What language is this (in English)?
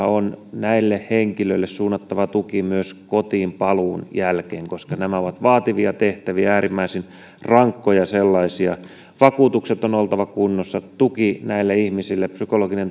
Finnish